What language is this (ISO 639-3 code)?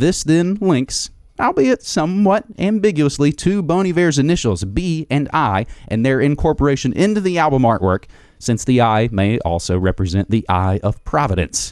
eng